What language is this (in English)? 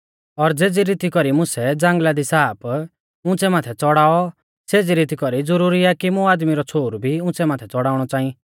Mahasu Pahari